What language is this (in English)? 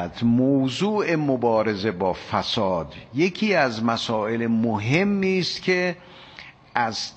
Persian